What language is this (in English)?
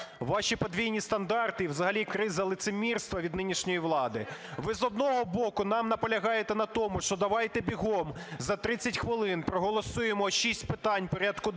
Ukrainian